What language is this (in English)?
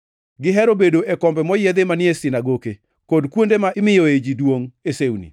Luo (Kenya and Tanzania)